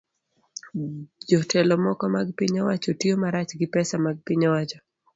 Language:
Luo (Kenya and Tanzania)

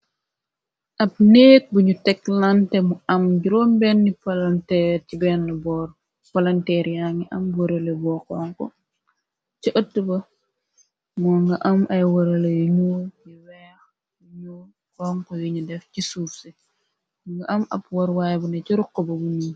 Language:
Wolof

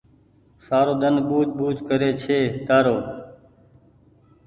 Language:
Goaria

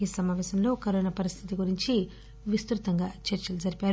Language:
Telugu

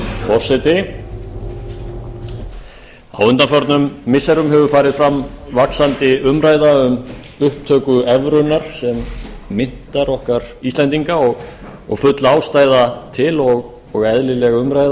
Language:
Icelandic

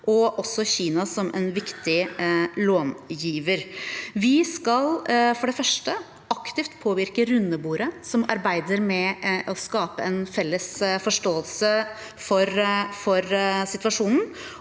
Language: Norwegian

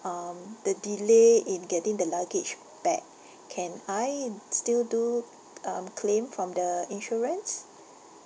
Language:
English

